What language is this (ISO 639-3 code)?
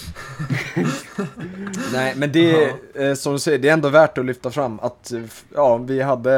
swe